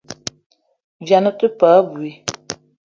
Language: Eton (Cameroon)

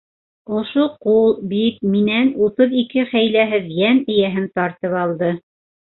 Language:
Bashkir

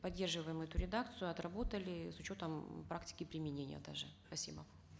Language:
Kazakh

